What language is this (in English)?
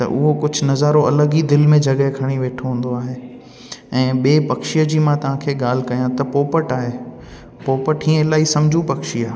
Sindhi